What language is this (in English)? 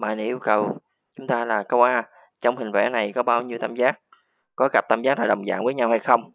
Vietnamese